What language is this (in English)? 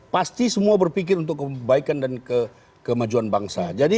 Indonesian